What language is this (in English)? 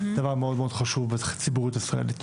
Hebrew